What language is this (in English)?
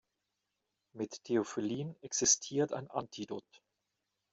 German